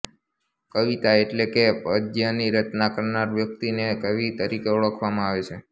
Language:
Gujarati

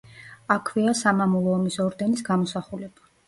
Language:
Georgian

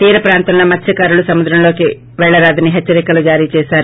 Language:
Telugu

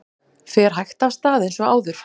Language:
Icelandic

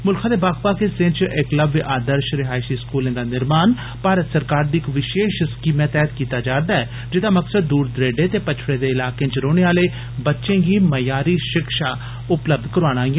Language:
Dogri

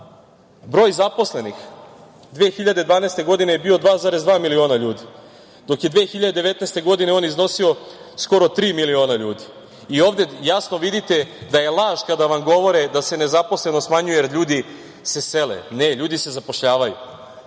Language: Serbian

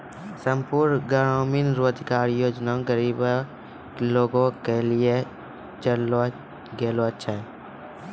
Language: Maithili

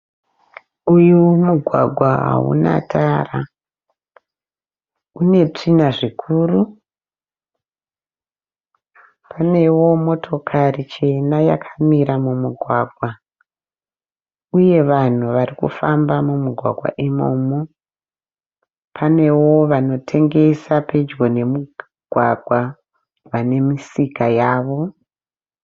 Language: Shona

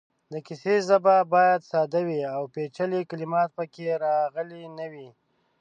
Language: Pashto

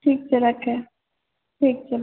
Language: Maithili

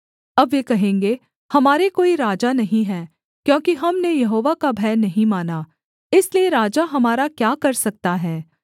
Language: Hindi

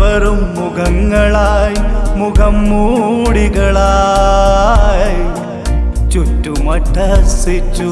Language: Macedonian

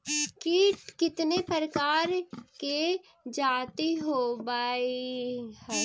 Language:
Magahi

